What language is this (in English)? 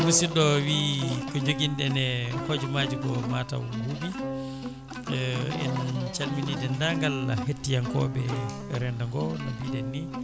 Fula